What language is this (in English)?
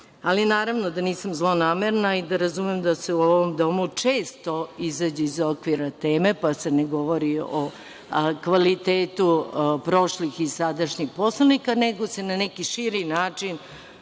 Serbian